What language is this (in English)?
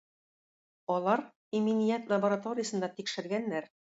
Tatar